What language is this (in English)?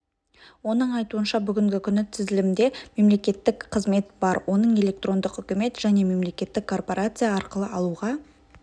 Kazakh